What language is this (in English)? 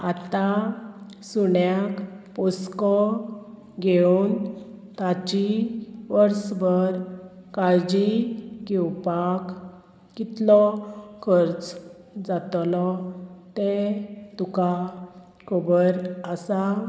Konkani